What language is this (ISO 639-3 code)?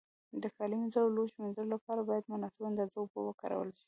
pus